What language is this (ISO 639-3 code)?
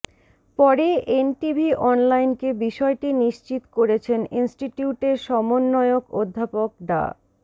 ben